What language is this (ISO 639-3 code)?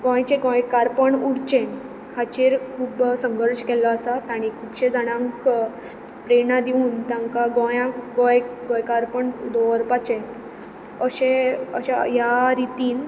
kok